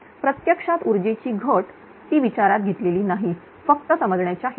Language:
Marathi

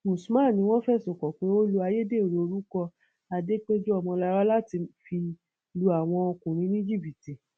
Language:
Yoruba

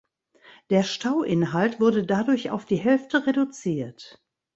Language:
German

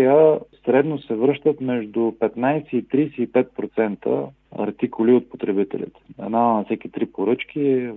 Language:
Bulgarian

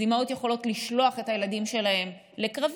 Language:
Hebrew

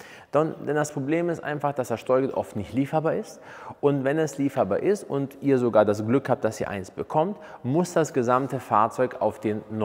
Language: German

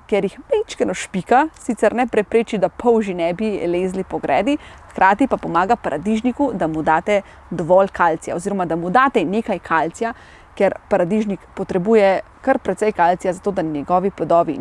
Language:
Slovenian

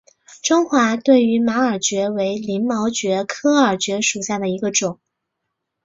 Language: Chinese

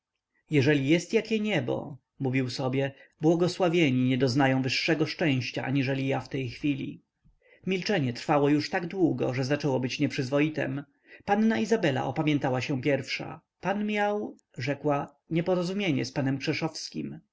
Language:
Polish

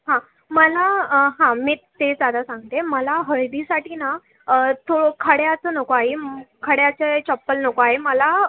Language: Marathi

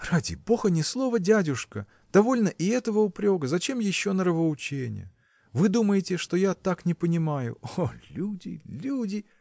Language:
Russian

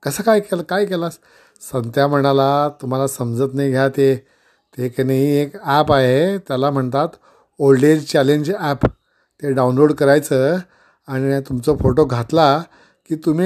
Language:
Marathi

